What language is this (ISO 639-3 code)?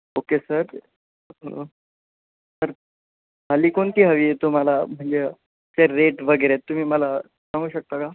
mar